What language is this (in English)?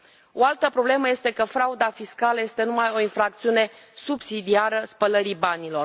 Romanian